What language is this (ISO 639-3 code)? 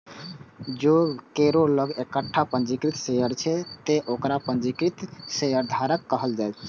mai